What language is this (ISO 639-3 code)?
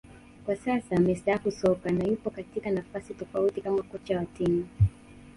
swa